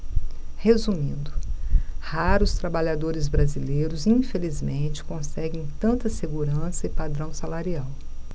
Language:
Portuguese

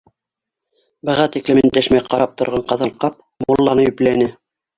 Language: Bashkir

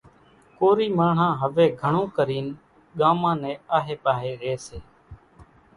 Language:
Kachi Koli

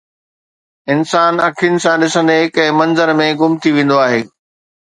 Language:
Sindhi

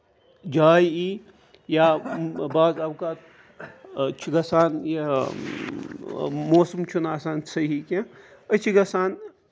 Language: Kashmiri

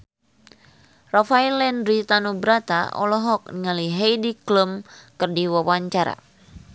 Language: Sundanese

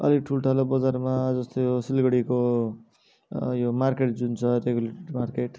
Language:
Nepali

